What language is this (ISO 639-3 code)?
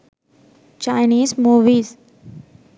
sin